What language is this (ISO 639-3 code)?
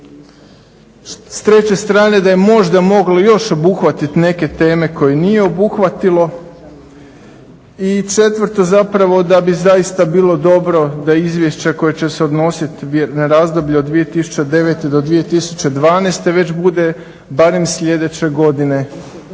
hrv